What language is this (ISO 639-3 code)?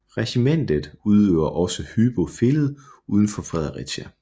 dan